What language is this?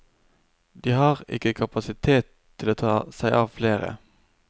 Norwegian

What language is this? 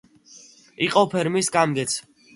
Georgian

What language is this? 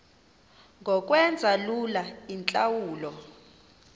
Xhosa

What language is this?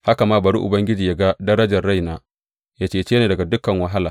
Hausa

